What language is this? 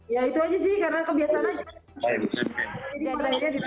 Indonesian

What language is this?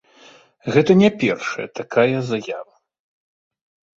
Belarusian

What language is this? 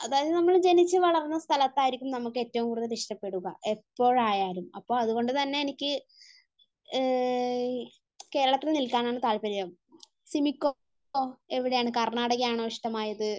Malayalam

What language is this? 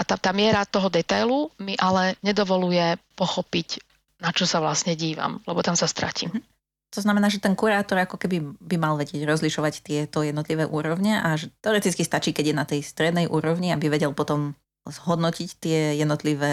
Slovak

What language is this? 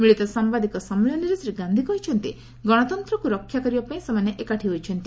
Odia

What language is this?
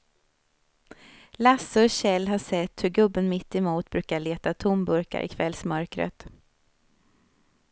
Swedish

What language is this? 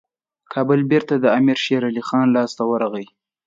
Pashto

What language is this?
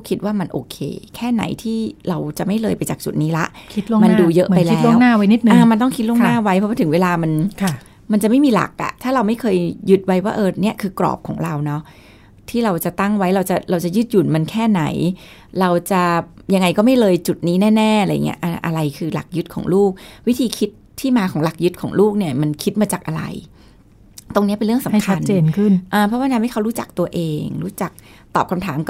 Thai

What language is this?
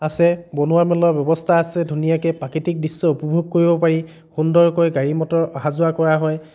Assamese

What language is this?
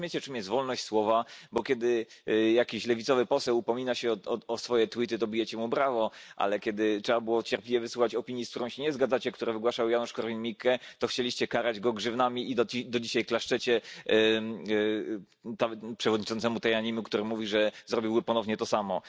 Polish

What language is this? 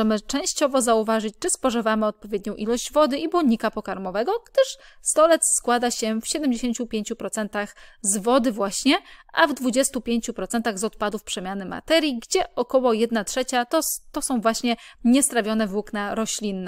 Polish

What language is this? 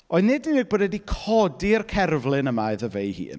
Welsh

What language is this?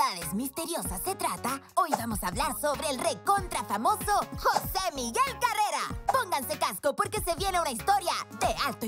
Spanish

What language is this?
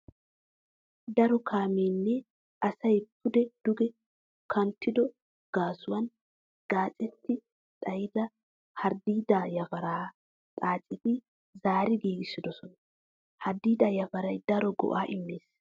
Wolaytta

